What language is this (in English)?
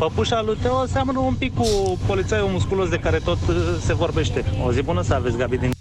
Romanian